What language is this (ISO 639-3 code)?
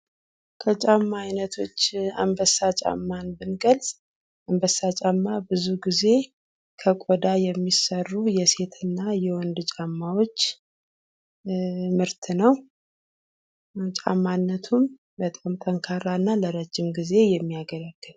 amh